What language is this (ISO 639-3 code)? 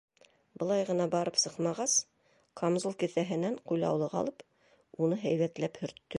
bak